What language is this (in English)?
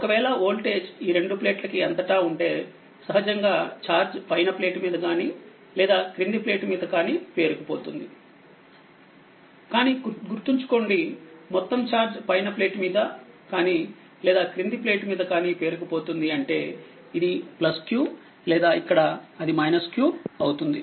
Telugu